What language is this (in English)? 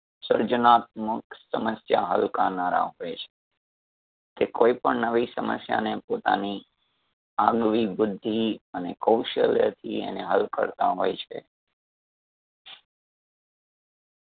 Gujarati